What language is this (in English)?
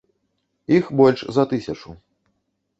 Belarusian